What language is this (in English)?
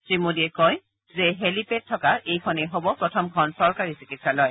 Assamese